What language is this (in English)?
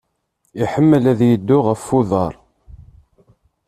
Kabyle